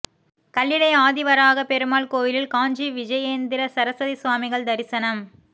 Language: Tamil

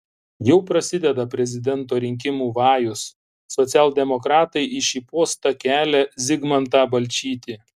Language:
Lithuanian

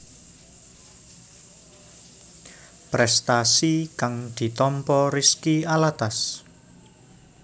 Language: Javanese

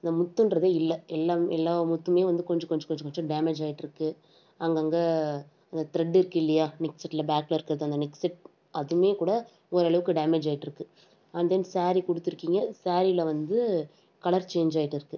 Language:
Tamil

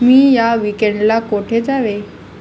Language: Marathi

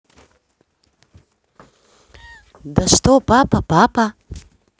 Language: Russian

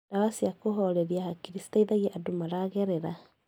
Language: Kikuyu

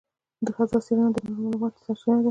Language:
Pashto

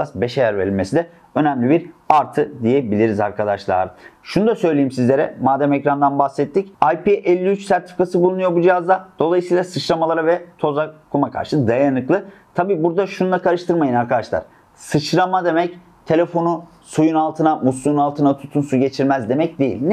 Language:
Turkish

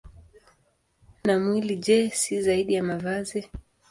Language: Swahili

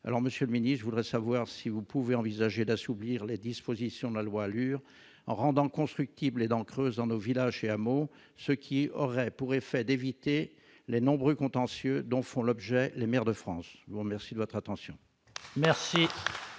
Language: French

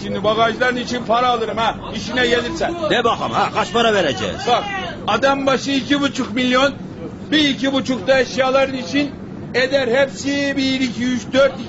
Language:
Turkish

